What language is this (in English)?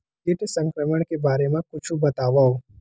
Chhattisgarhi